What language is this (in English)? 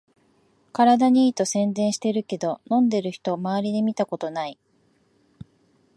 Japanese